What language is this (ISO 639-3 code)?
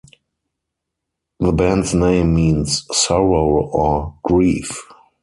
eng